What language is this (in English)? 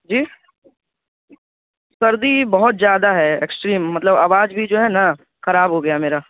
Urdu